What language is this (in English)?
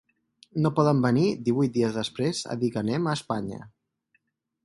Catalan